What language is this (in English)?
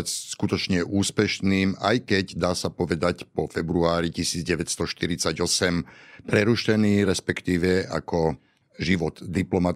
Slovak